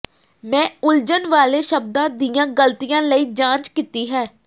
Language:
Punjabi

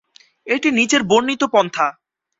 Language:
Bangla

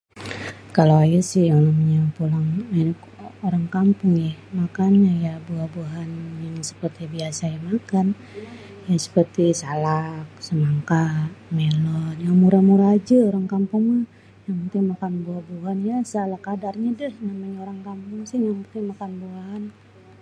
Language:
Betawi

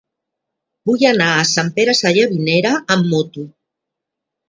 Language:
Catalan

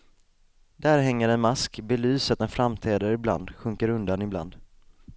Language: Swedish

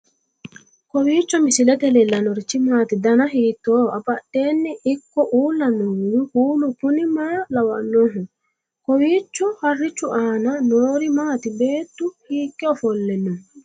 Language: Sidamo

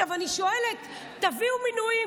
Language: Hebrew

